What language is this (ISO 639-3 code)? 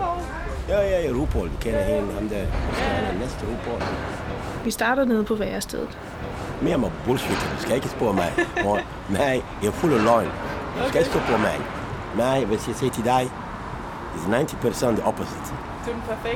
dan